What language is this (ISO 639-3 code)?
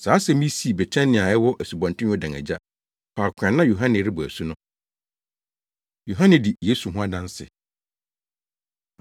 aka